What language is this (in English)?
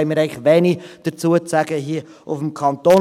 Swiss German